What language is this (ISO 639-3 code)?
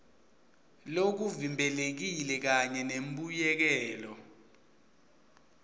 ssw